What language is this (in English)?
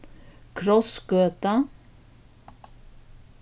Faroese